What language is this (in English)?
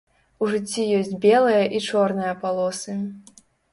Belarusian